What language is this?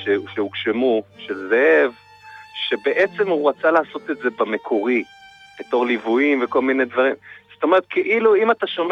Hebrew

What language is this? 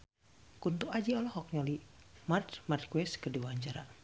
Sundanese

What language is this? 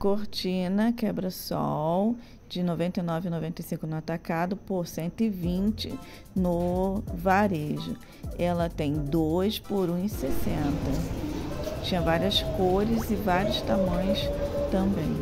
Portuguese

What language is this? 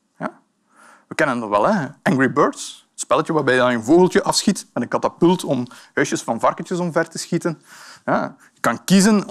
Dutch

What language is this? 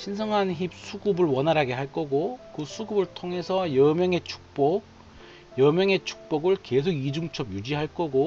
Korean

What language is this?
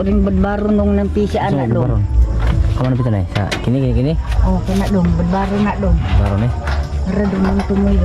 Filipino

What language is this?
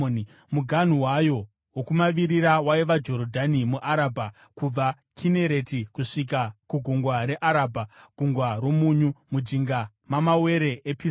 Shona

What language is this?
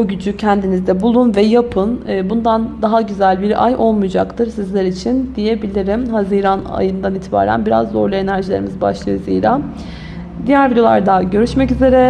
Turkish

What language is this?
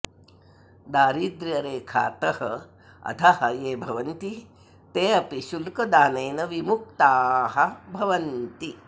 Sanskrit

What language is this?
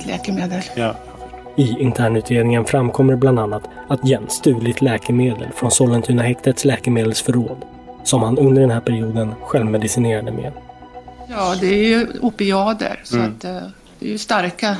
Swedish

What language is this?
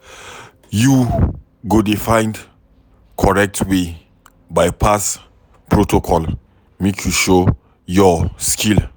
Nigerian Pidgin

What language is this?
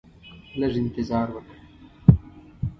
Pashto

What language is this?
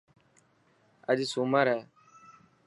Dhatki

